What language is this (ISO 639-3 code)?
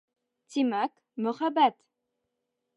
bak